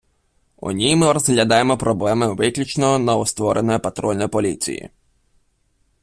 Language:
Ukrainian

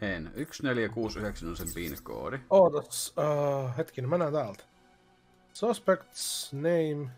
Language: Finnish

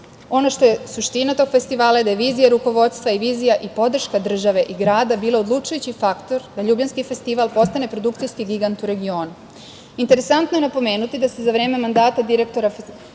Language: Serbian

